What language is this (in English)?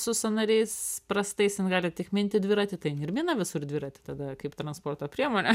Lithuanian